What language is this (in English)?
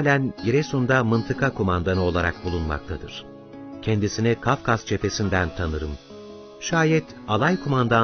Turkish